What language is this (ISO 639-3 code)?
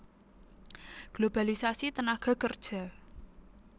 jav